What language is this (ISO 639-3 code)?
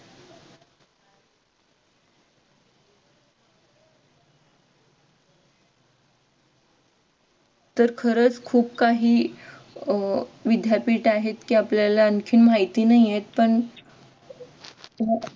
mar